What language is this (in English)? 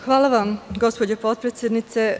Serbian